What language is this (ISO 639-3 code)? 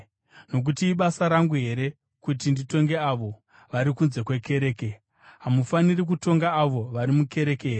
sna